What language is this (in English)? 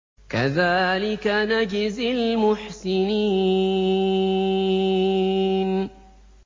Arabic